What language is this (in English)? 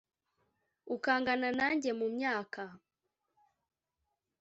Kinyarwanda